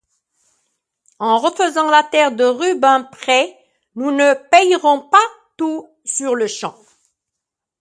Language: French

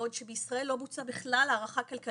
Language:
Hebrew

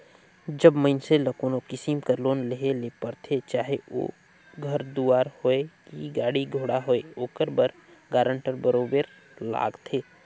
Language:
Chhattisgarhi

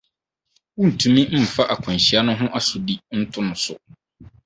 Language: Akan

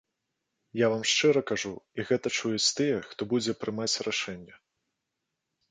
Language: Belarusian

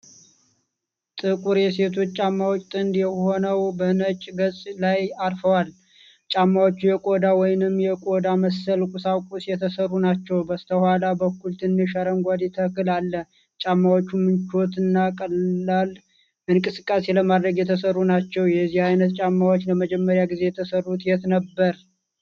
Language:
Amharic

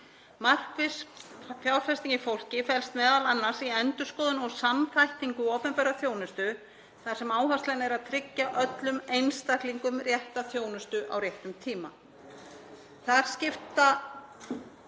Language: Icelandic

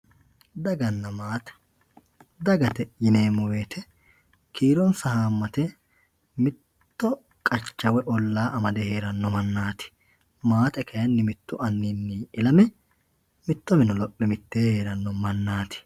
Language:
Sidamo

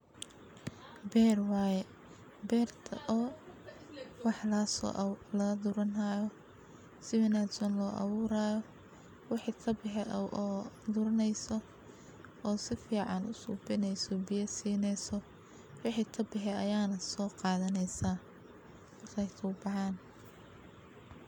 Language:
Somali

